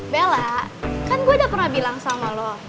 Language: Indonesian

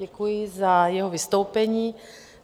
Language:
Czech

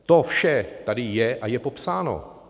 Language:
Czech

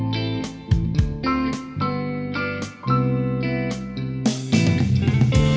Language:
Indonesian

